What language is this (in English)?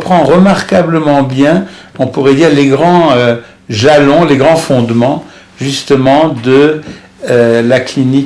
French